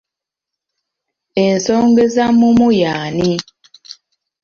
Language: Ganda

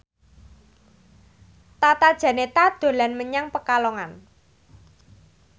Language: Javanese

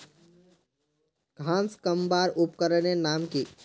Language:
Magahi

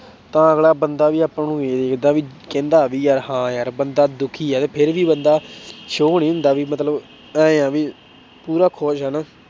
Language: Punjabi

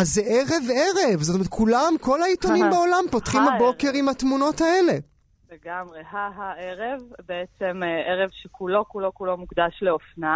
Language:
Hebrew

